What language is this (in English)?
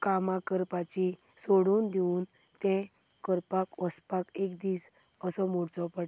Konkani